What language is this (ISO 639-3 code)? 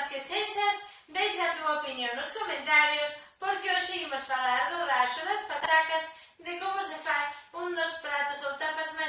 glg